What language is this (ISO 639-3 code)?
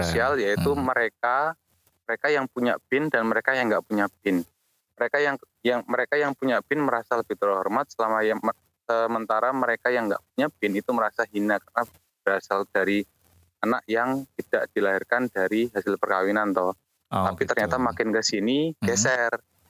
ind